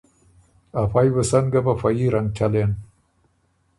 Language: Ormuri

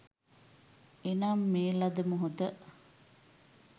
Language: Sinhala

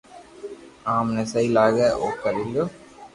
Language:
Loarki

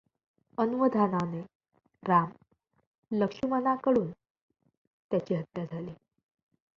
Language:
Marathi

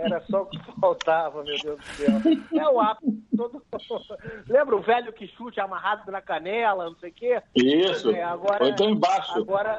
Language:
Portuguese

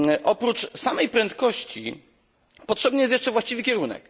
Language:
Polish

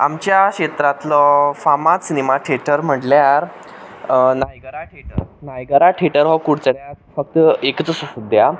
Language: Konkani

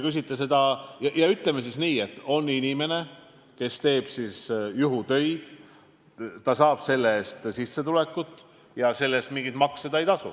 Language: Estonian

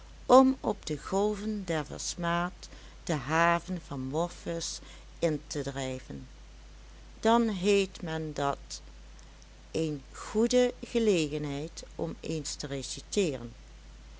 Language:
Dutch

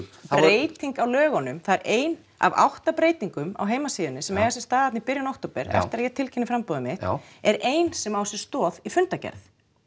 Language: Icelandic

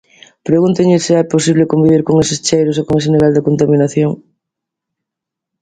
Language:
Galician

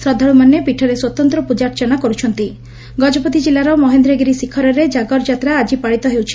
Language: Odia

